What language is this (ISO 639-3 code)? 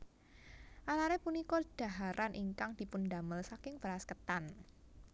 jav